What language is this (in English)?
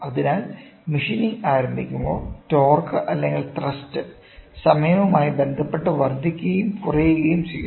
Malayalam